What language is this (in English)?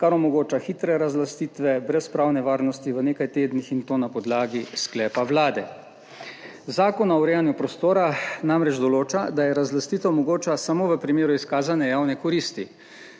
Slovenian